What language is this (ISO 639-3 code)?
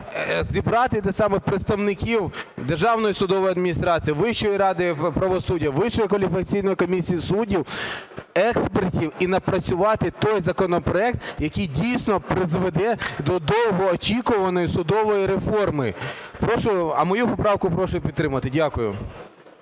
ukr